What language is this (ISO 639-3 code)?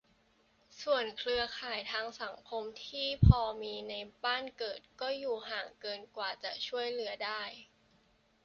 tha